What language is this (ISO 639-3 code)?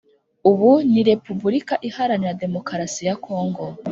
kin